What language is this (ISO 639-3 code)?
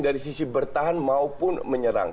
ind